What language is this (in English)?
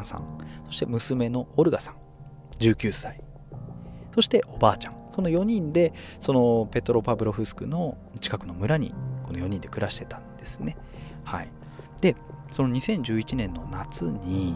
Japanese